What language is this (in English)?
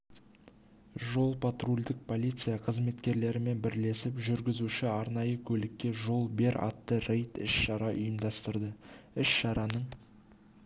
Kazakh